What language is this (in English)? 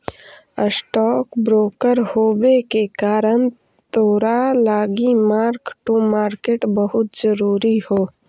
Magahi